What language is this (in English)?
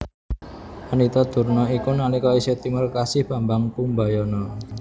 Javanese